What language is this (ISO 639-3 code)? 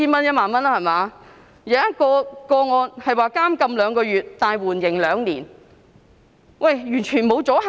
yue